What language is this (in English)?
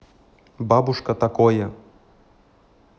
Russian